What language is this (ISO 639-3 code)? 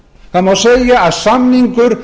isl